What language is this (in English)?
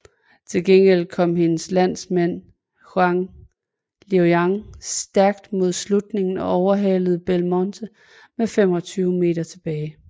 Danish